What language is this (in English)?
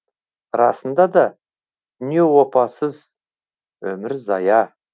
Kazakh